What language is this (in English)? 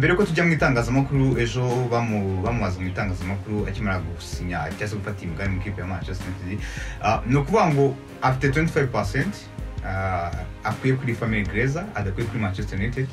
Romanian